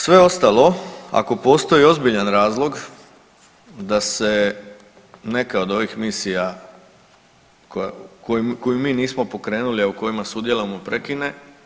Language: Croatian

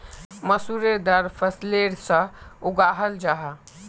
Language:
Magahi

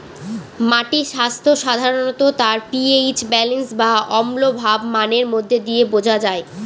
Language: Bangla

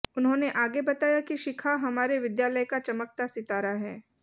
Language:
Hindi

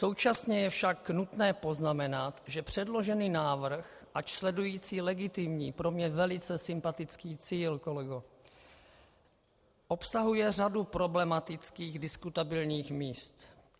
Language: Czech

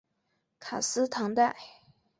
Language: Chinese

